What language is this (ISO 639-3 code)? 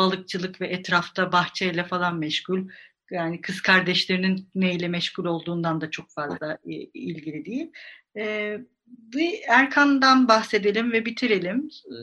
tur